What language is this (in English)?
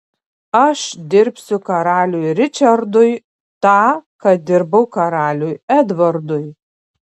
Lithuanian